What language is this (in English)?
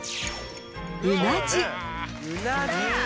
Japanese